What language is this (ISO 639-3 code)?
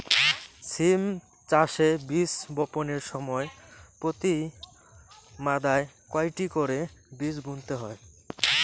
ben